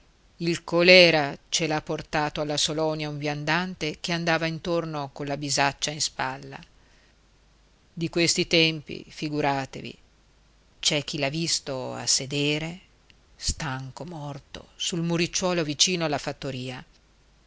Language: Italian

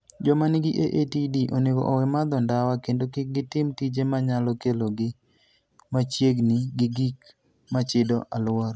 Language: Luo (Kenya and Tanzania)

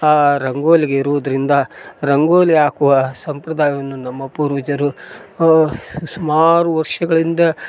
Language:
Kannada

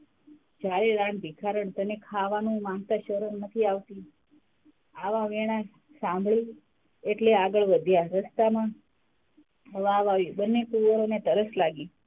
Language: Gujarati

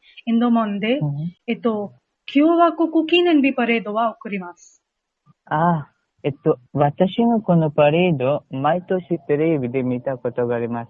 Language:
Japanese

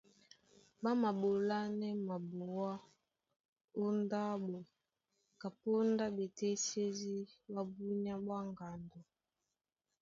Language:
Duala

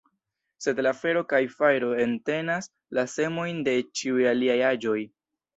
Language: Esperanto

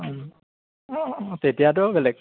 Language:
Assamese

